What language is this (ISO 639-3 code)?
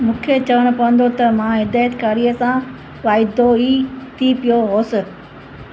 snd